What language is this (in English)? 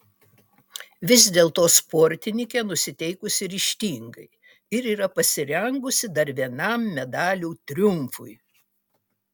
Lithuanian